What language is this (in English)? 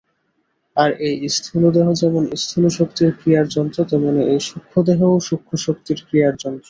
Bangla